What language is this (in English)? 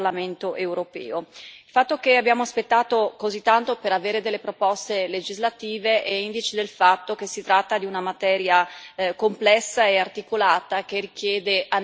Italian